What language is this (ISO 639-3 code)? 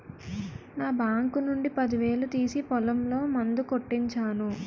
tel